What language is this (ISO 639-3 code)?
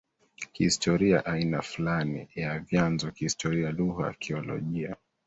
swa